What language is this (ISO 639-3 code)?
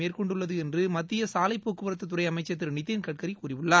tam